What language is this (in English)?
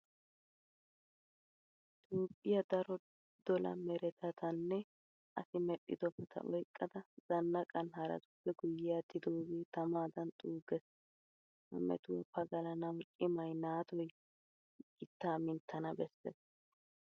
Wolaytta